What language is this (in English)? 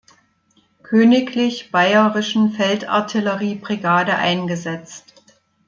German